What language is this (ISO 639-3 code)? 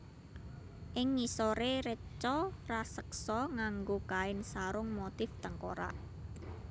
jav